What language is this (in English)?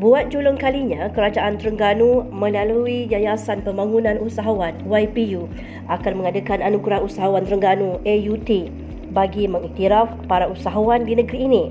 Malay